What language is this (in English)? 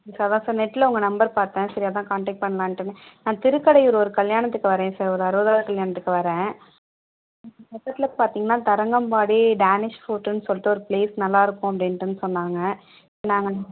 Tamil